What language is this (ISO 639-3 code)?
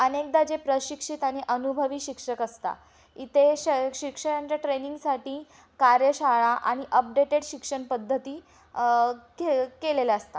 mar